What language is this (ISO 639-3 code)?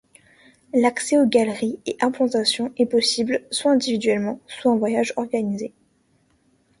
fra